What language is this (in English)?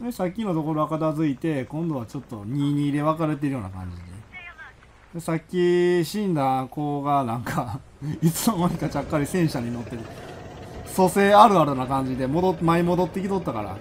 Japanese